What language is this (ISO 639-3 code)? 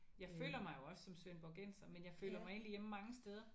dan